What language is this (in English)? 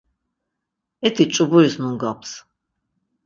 Laz